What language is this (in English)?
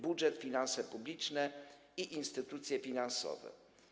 Polish